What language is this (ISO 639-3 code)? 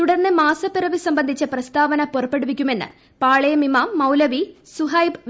mal